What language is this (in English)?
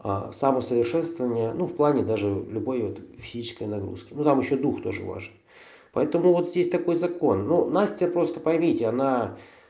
Russian